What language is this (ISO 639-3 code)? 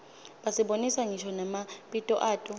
ssw